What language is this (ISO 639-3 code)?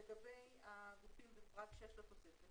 heb